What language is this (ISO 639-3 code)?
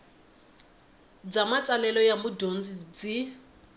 tso